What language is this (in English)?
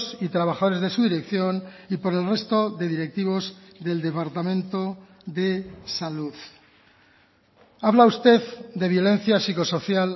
Spanish